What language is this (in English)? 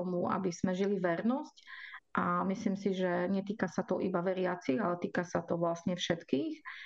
Slovak